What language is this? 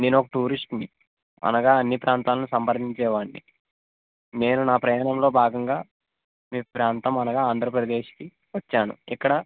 Telugu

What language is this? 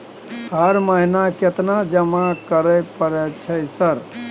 Maithili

